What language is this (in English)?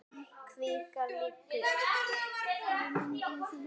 Icelandic